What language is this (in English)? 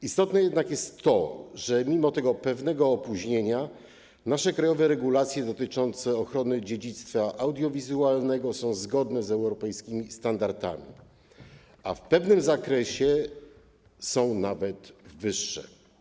Polish